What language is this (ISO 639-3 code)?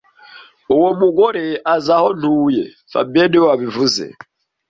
kin